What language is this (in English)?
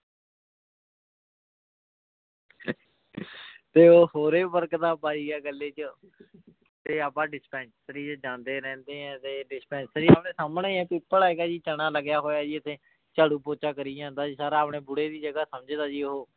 Punjabi